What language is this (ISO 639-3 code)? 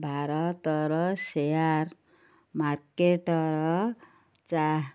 ori